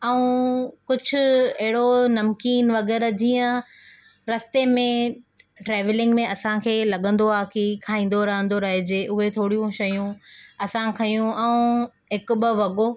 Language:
Sindhi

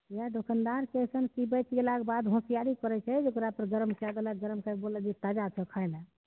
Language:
Maithili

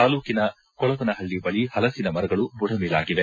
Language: Kannada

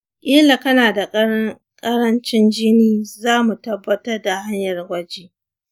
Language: Hausa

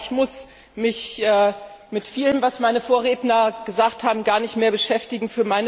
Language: German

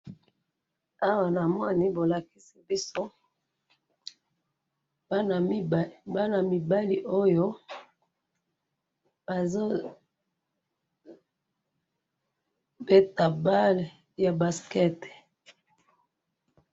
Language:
Lingala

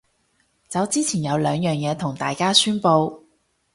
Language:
Cantonese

